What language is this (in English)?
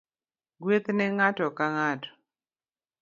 Luo (Kenya and Tanzania)